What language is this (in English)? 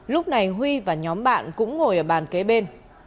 Vietnamese